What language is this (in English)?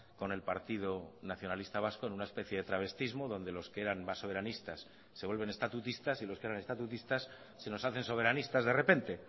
Spanish